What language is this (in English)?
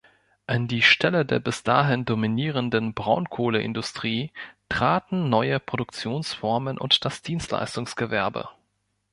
German